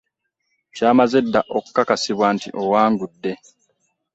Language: Ganda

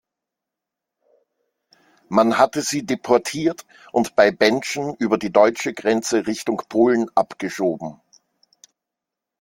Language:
German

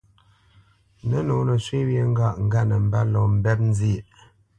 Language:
Bamenyam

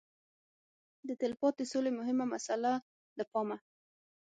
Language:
Pashto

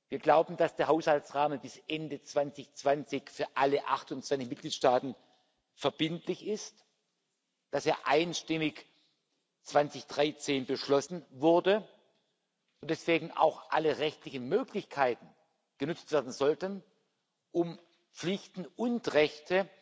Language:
German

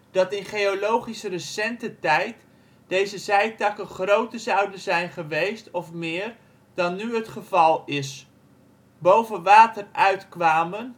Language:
Dutch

